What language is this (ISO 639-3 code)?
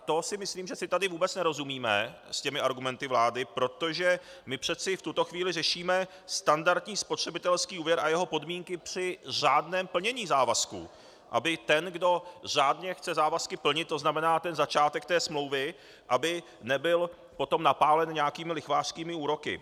ces